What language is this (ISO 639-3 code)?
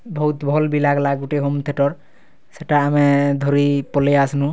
ori